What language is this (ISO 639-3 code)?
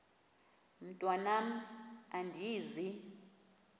xho